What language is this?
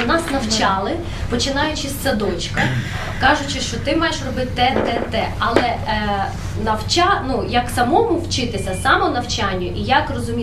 Ukrainian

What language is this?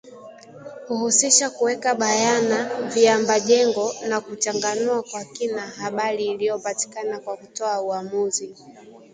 Swahili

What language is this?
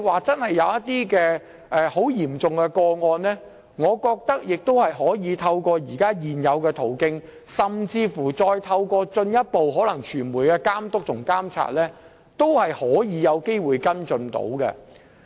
Cantonese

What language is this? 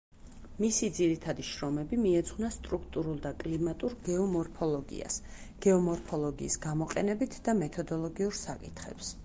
Georgian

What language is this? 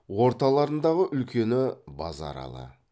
Kazakh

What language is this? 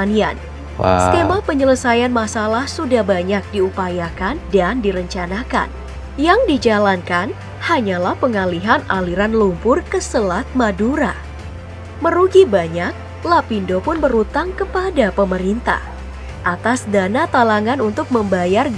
Indonesian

